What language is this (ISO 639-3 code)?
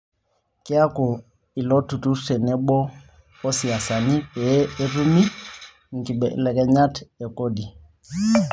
mas